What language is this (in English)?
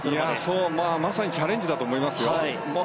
Japanese